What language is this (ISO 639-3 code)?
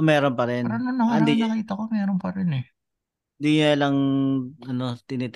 fil